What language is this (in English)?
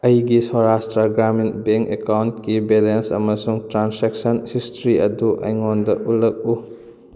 Manipuri